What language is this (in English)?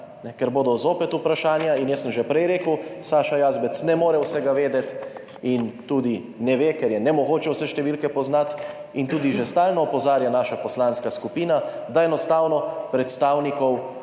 Slovenian